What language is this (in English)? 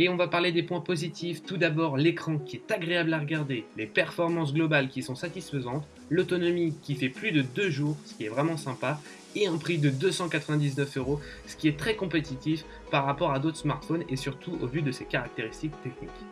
French